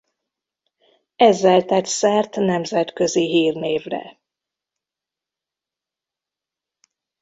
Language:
Hungarian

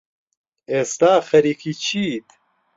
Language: Central Kurdish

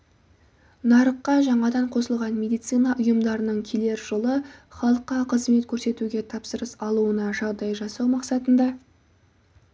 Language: Kazakh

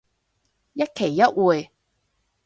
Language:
Cantonese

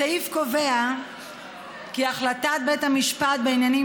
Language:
Hebrew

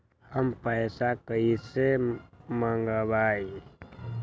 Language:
Magahi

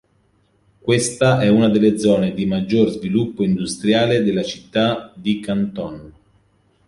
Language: Italian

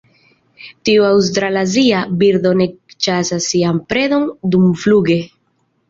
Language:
Esperanto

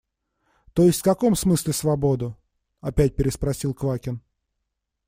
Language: Russian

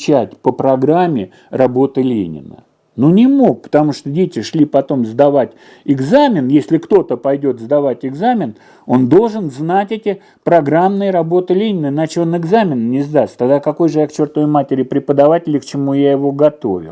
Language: Russian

